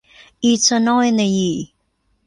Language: Thai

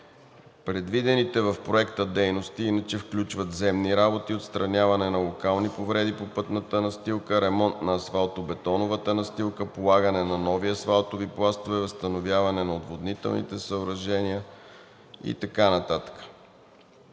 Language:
Bulgarian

